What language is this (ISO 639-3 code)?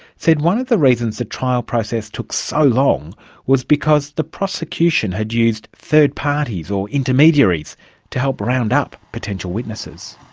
eng